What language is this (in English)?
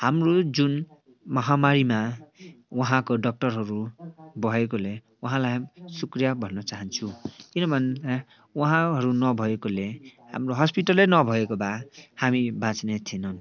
Nepali